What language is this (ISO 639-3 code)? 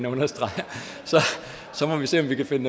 dan